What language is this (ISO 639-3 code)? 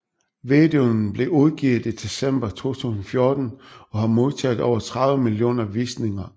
dan